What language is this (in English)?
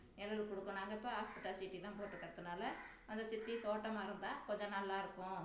Tamil